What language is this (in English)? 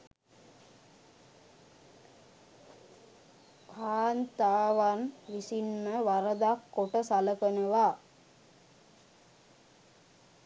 Sinhala